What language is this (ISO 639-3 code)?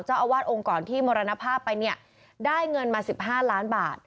tha